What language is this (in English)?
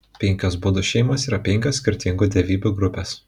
Lithuanian